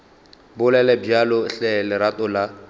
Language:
Northern Sotho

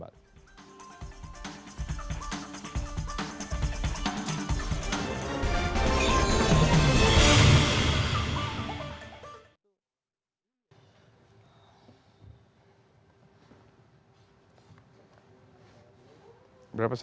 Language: Indonesian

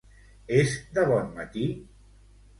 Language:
Catalan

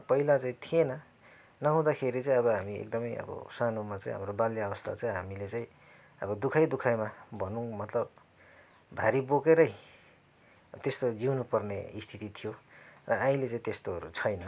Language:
Nepali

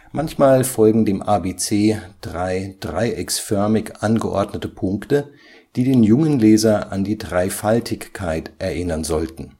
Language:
German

